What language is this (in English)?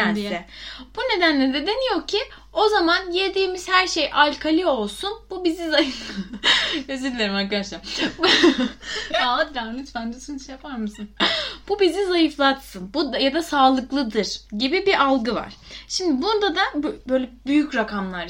Turkish